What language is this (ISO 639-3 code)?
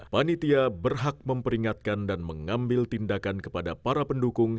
ind